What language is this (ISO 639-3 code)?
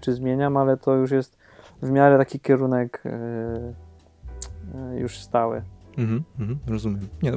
pol